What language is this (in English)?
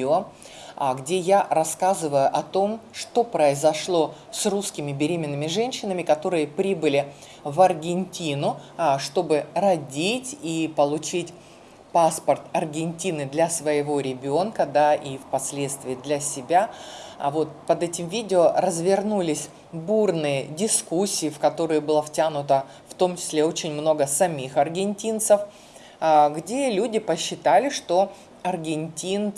Russian